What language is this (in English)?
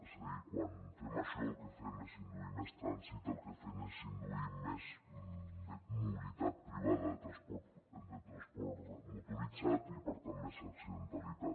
Catalan